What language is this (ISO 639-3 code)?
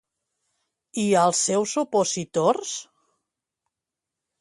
cat